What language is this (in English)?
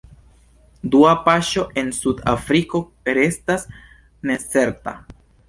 Esperanto